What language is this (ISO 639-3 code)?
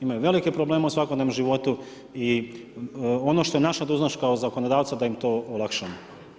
hrv